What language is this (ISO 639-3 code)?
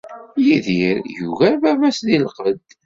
kab